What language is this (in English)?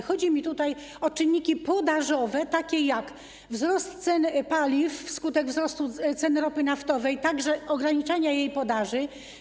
Polish